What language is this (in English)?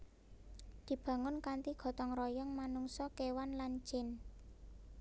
Javanese